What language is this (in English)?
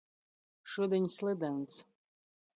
Latgalian